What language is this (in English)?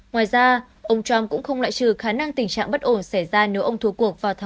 Vietnamese